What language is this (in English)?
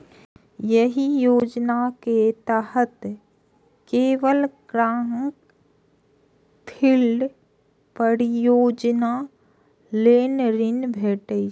Maithili